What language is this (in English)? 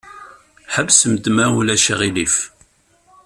Kabyle